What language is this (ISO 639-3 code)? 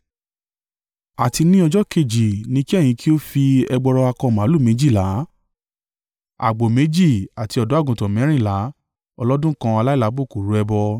yor